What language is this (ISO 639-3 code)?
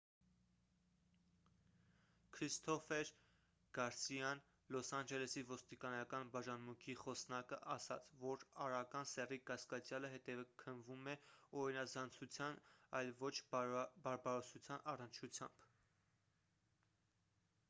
hye